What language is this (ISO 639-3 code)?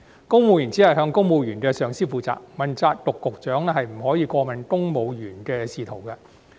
yue